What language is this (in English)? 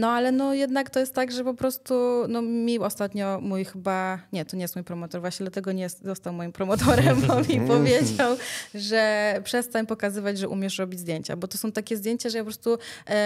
Polish